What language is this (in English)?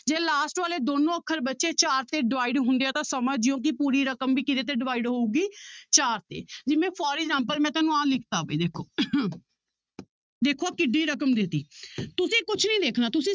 Punjabi